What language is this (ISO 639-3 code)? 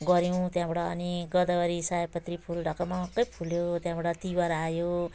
nep